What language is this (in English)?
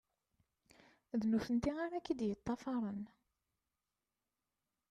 Kabyle